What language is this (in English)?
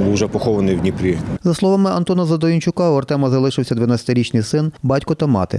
Ukrainian